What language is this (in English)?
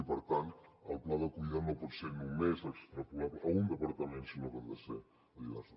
Catalan